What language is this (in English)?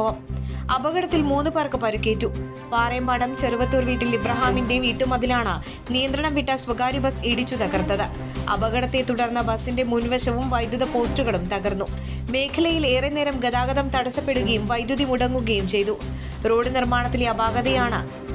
Romanian